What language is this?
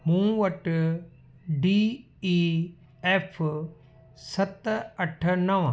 Sindhi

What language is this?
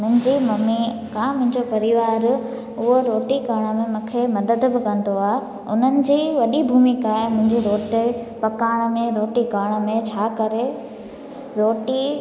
Sindhi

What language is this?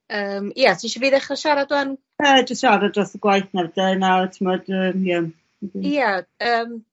Welsh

